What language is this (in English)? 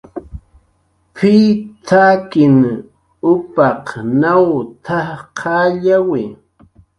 Jaqaru